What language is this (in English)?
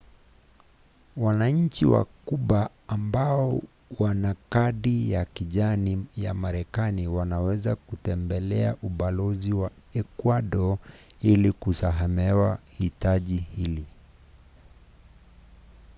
Swahili